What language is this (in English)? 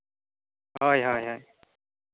Santali